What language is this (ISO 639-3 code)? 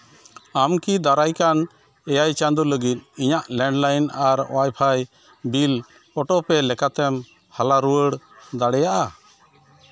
sat